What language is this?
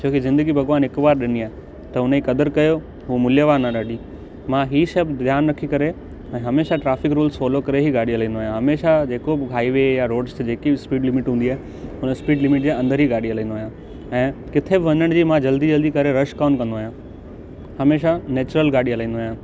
Sindhi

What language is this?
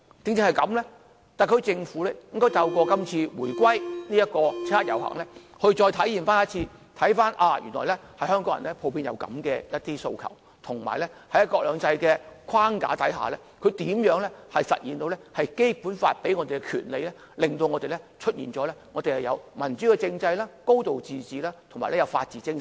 Cantonese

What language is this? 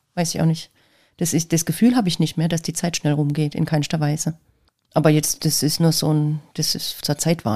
German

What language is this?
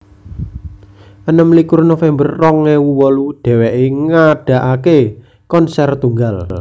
Javanese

